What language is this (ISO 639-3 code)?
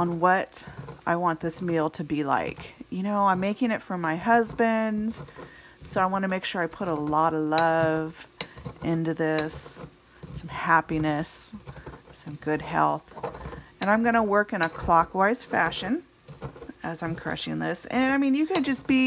eng